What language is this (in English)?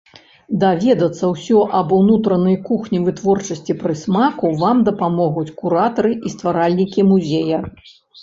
Belarusian